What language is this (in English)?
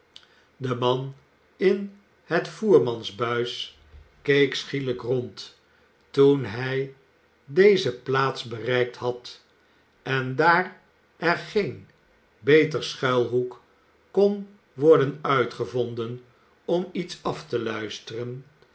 Dutch